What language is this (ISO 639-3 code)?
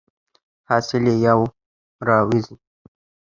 pus